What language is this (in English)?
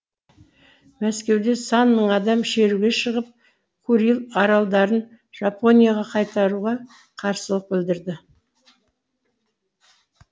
Kazakh